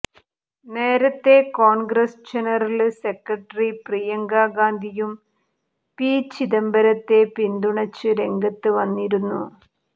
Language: Malayalam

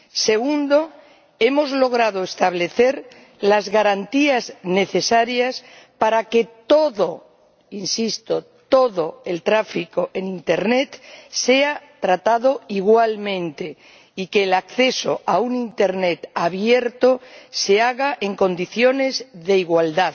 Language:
Spanish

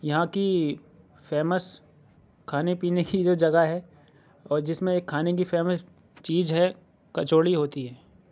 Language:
Urdu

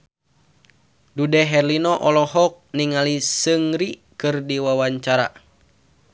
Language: Sundanese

